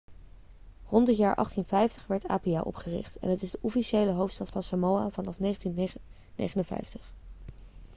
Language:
Dutch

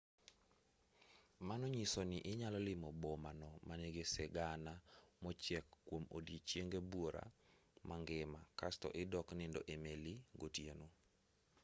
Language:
Luo (Kenya and Tanzania)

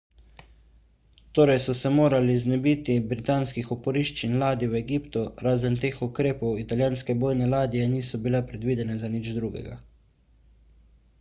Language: Slovenian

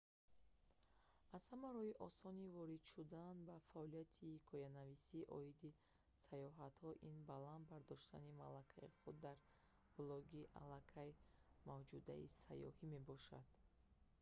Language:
Tajik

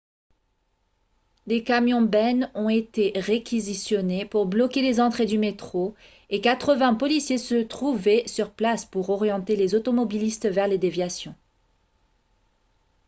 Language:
French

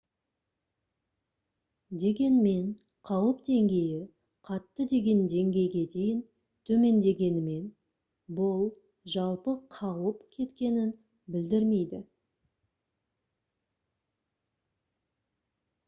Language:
Kazakh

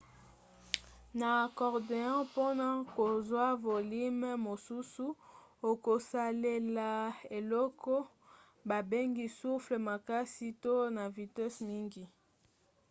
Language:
Lingala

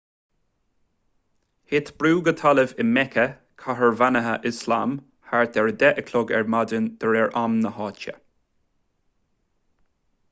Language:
Irish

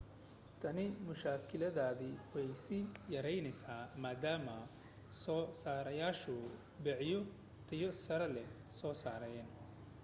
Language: Somali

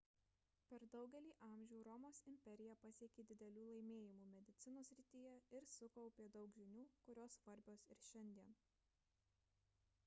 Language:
Lithuanian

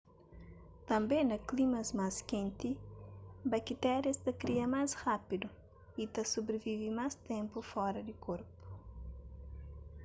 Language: Kabuverdianu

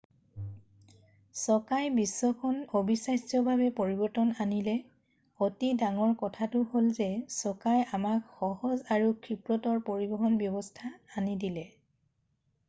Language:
Assamese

